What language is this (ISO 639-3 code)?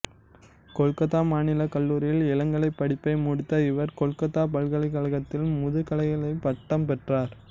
tam